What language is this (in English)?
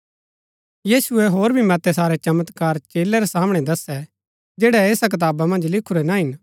Gaddi